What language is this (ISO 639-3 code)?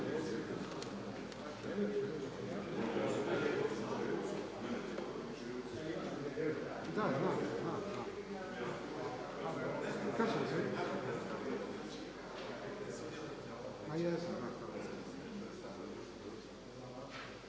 hrv